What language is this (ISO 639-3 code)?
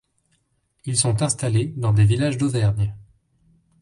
fra